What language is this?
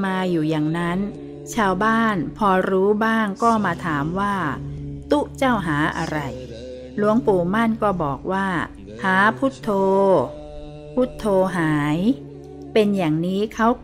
Thai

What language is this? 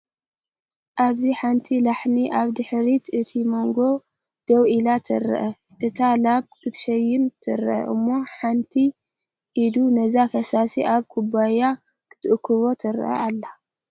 Tigrinya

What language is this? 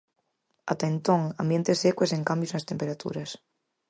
Galician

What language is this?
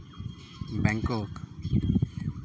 Santali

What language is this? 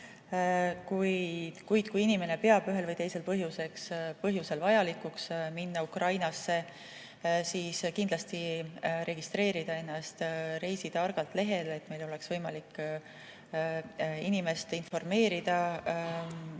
Estonian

